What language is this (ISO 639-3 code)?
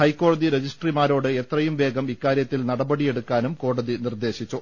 mal